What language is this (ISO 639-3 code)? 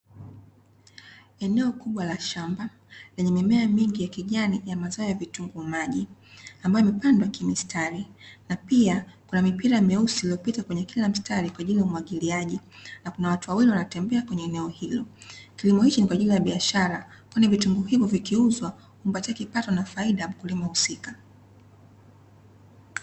swa